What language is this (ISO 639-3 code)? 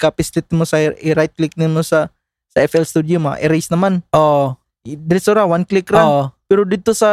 fil